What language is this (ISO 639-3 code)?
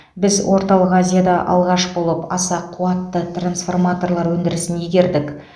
kaz